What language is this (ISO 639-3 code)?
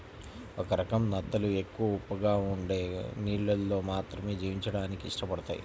tel